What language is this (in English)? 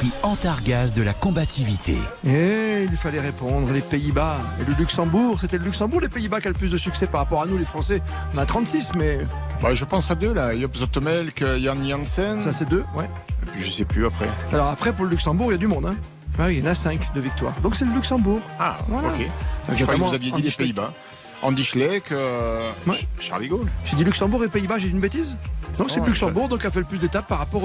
French